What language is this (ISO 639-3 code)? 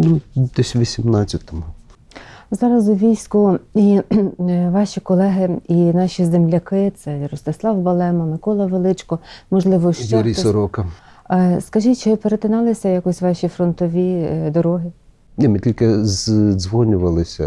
ukr